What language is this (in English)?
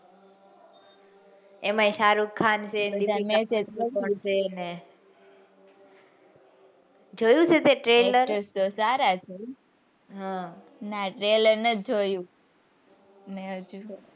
Gujarati